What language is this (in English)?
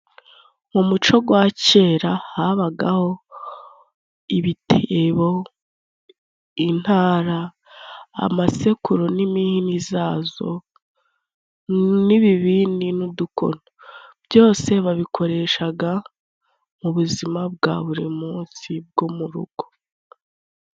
Kinyarwanda